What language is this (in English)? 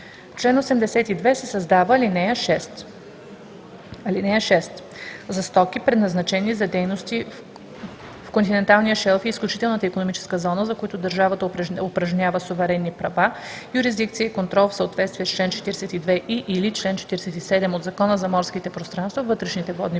Bulgarian